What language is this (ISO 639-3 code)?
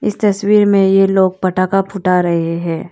hin